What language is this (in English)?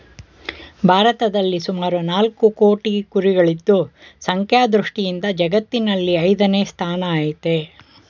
Kannada